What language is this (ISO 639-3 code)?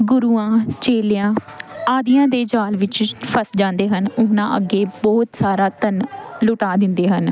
pan